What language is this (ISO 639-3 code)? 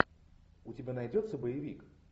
rus